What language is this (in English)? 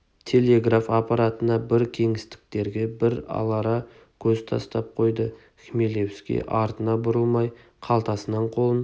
Kazakh